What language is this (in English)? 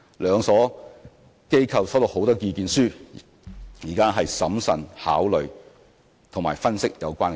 Cantonese